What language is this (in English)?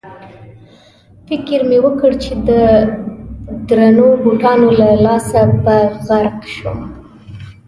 Pashto